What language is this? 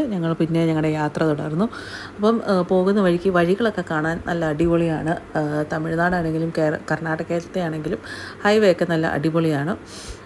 Malayalam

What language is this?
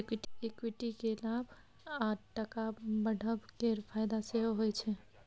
Maithili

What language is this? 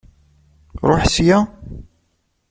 Kabyle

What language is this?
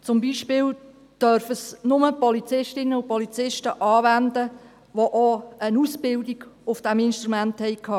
Swiss German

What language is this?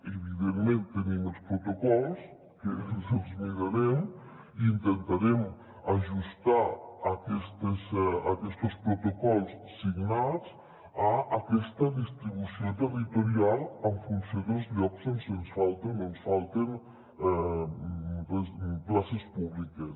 Catalan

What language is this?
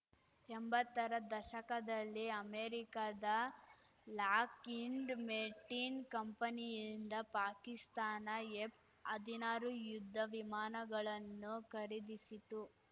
Kannada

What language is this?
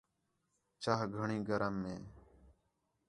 Khetrani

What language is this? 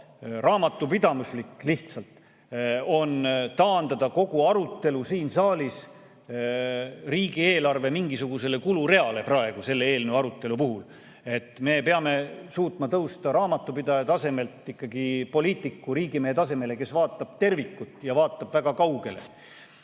Estonian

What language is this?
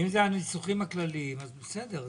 Hebrew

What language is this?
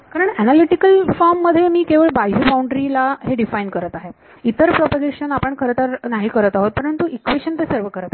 Marathi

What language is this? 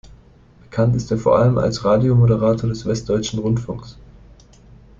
German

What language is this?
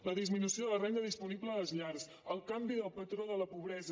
Catalan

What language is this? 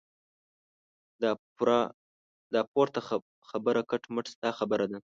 Pashto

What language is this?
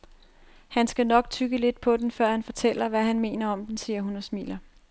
Danish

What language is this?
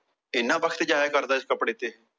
Punjabi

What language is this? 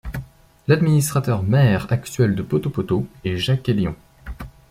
French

